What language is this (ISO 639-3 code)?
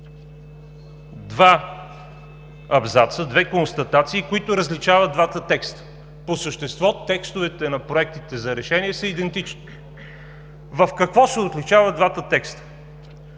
bul